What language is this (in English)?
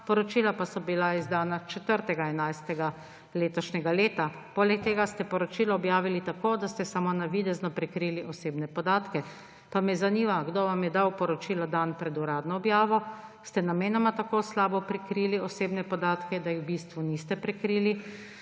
Slovenian